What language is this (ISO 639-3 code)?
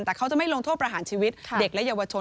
tha